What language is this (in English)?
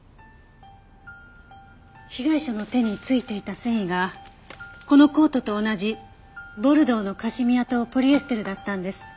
Japanese